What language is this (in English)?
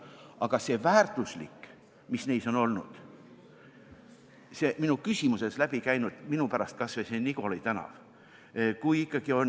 Estonian